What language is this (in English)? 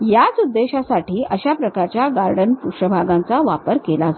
Marathi